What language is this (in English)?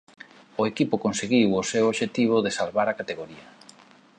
Galician